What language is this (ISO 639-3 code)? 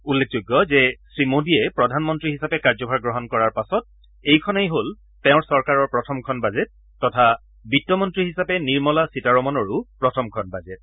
asm